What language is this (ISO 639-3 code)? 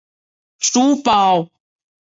zho